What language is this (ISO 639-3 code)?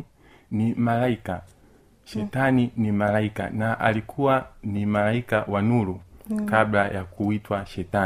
swa